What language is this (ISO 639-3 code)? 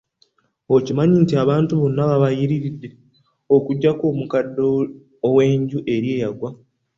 lug